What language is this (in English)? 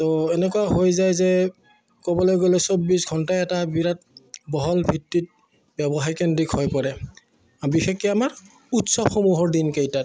Assamese